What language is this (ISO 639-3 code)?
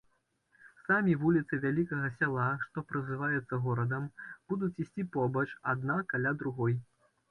bel